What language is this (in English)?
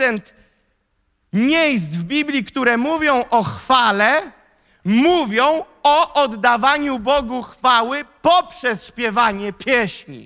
Polish